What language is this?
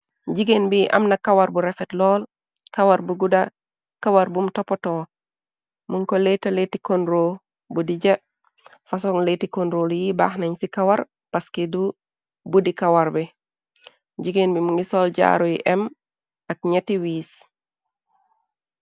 Wolof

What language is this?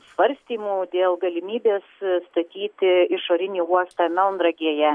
Lithuanian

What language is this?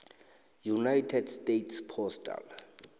South Ndebele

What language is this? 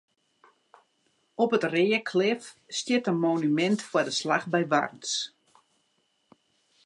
Western Frisian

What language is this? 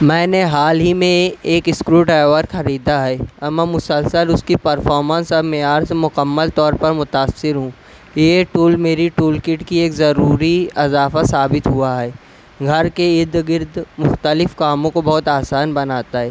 Urdu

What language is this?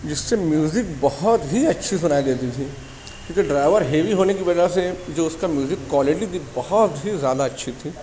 Urdu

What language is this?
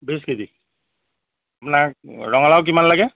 Assamese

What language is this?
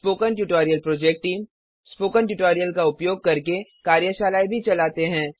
Hindi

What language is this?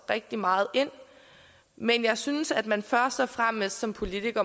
Danish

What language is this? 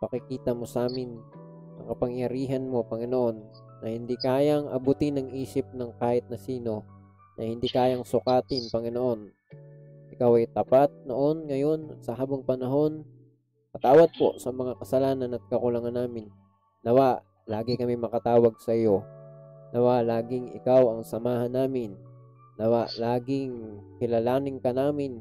Filipino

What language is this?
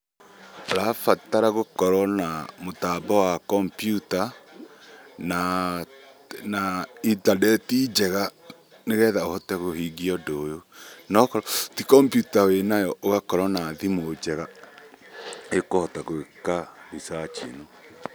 Kikuyu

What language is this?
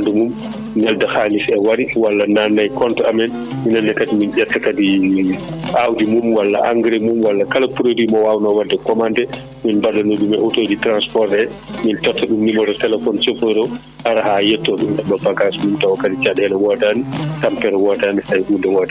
Fula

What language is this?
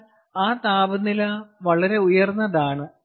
Malayalam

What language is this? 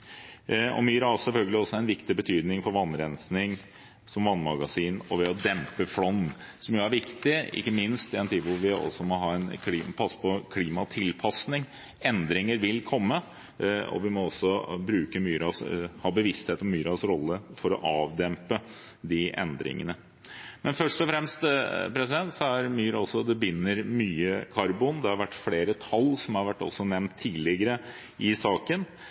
Norwegian Bokmål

